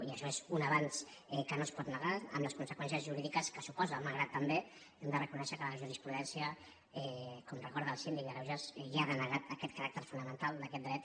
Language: Catalan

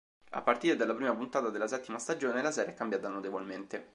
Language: Italian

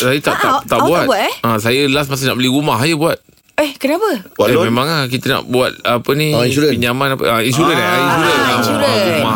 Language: Malay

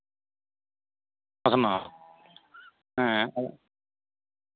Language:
Santali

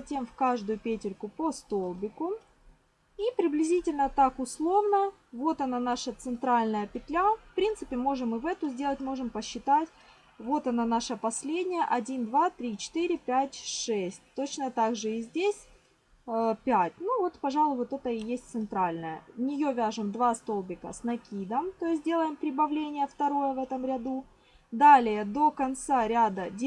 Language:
Russian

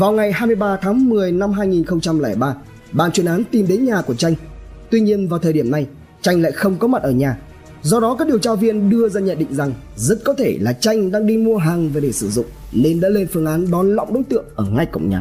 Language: Vietnamese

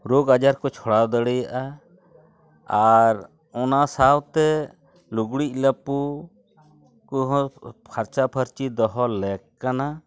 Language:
Santali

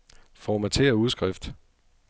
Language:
Danish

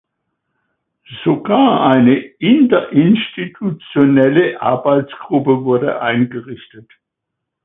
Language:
German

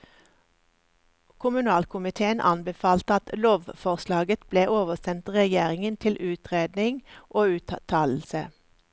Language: Norwegian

